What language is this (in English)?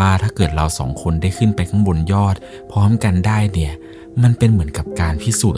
Thai